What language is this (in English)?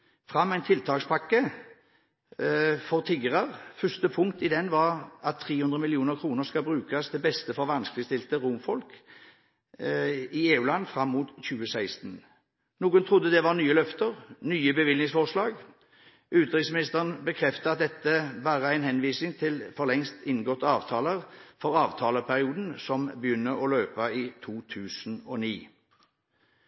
Norwegian Bokmål